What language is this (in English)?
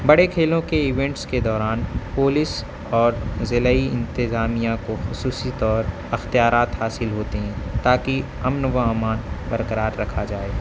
Urdu